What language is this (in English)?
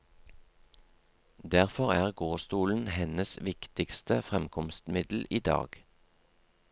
Norwegian